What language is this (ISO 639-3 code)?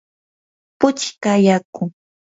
qur